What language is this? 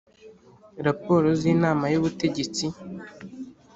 Kinyarwanda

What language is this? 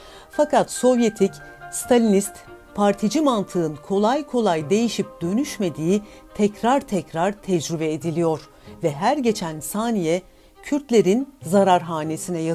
Turkish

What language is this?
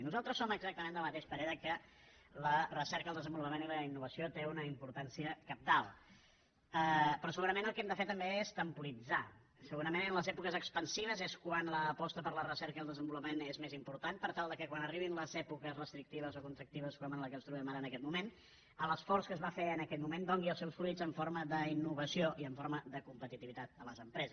Catalan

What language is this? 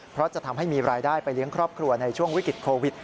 Thai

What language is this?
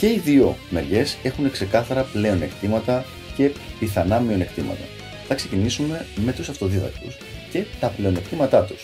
Greek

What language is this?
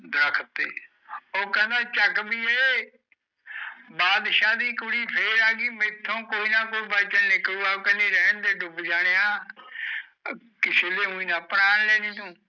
Punjabi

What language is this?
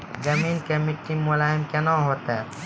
Maithili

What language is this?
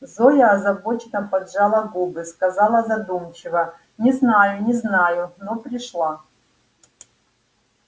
Russian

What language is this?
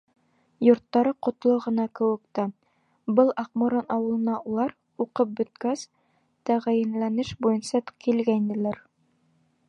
Bashkir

